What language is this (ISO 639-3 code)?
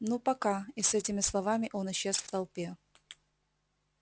rus